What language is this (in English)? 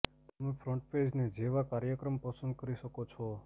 Gujarati